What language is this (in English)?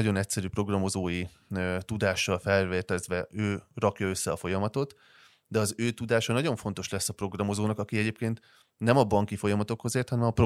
Hungarian